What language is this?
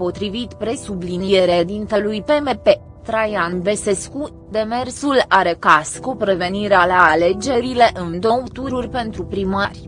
Romanian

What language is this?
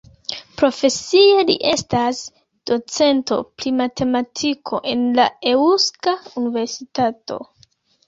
Esperanto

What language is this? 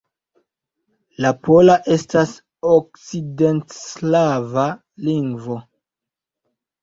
Esperanto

